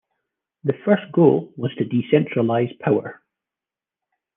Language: English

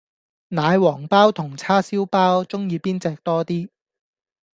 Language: Cantonese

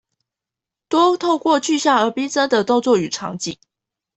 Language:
Chinese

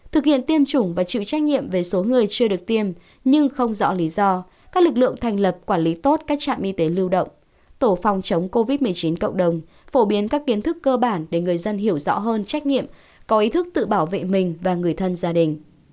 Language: Vietnamese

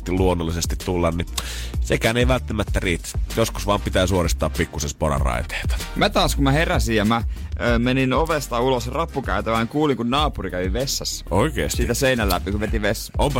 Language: Finnish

